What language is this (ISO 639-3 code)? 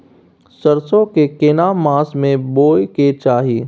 mai